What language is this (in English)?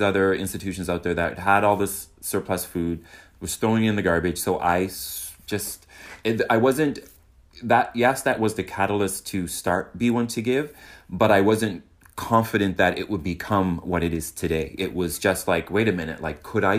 English